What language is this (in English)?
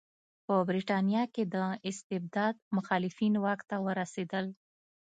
Pashto